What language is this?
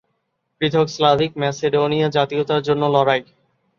Bangla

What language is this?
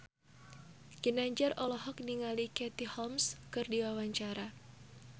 Sundanese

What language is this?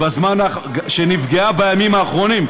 Hebrew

